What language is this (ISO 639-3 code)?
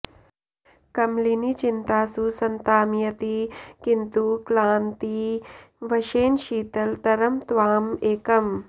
san